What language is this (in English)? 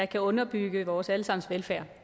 Danish